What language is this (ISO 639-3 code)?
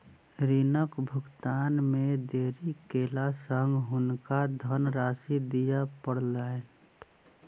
mai